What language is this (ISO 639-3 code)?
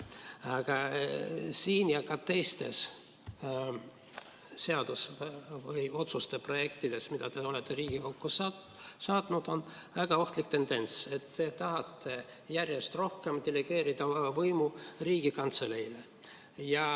est